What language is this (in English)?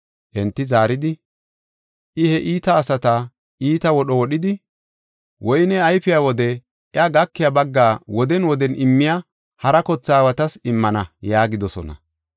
Gofa